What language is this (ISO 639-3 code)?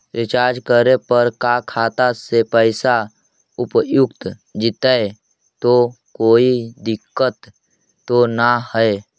mag